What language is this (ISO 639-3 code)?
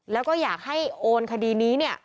tha